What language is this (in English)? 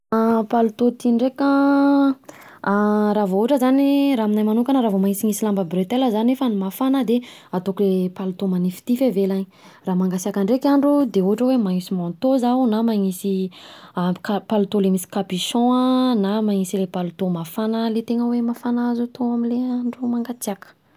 Southern Betsimisaraka Malagasy